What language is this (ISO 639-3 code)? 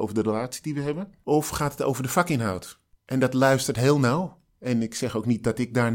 nld